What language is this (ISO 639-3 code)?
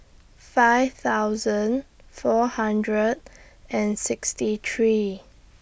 eng